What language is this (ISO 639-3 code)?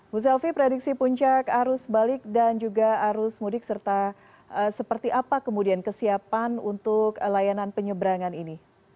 ind